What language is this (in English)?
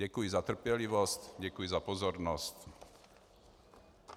Czech